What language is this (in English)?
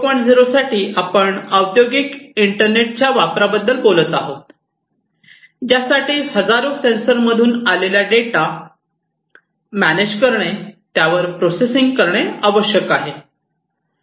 Marathi